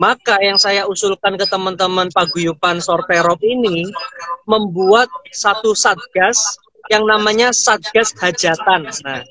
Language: Indonesian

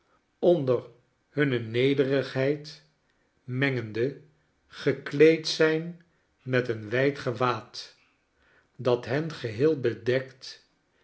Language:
Dutch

